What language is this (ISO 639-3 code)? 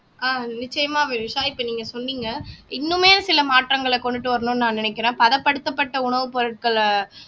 tam